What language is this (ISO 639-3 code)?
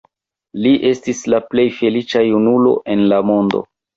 epo